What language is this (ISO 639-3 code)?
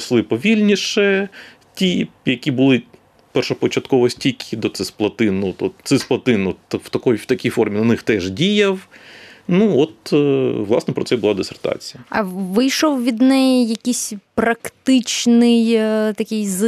ukr